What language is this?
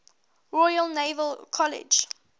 English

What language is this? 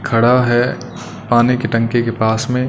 Hindi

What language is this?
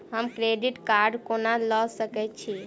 Maithili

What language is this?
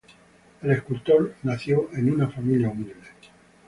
Spanish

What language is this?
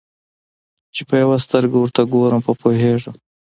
Pashto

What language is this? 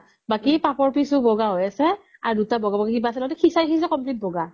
Assamese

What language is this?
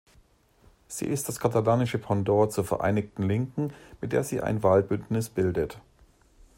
German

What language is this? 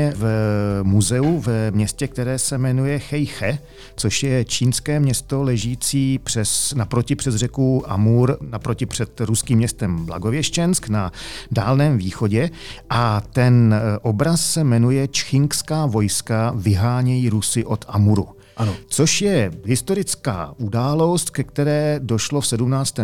Czech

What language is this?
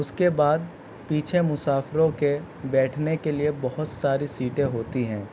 Urdu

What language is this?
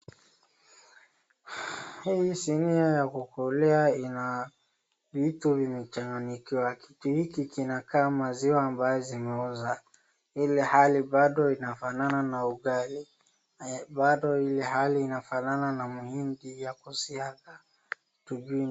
Swahili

